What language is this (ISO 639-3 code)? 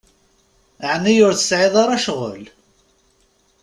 kab